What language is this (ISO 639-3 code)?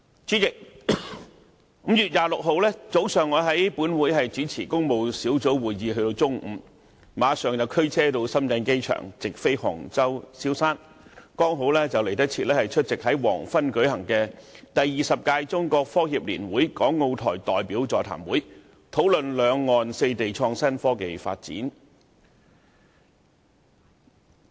yue